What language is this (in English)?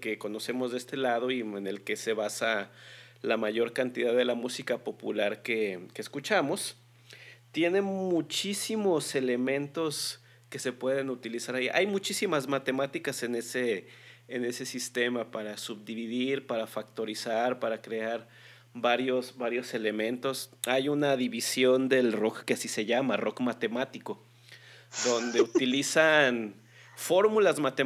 Spanish